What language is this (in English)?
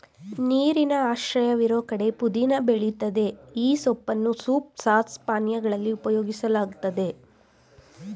Kannada